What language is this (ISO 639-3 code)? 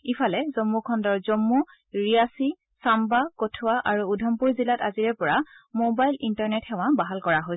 asm